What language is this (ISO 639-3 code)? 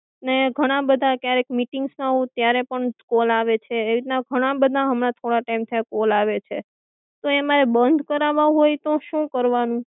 guj